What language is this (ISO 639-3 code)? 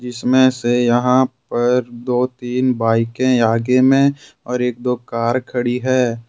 hin